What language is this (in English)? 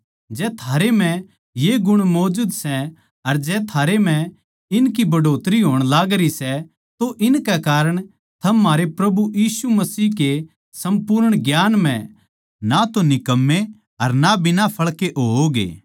Haryanvi